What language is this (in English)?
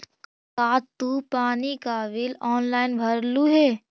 Magahi